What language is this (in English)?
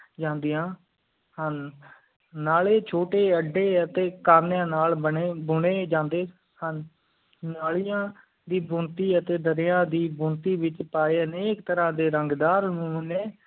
Punjabi